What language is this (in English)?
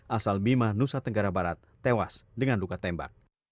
Indonesian